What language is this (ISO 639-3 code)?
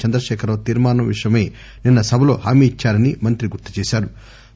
tel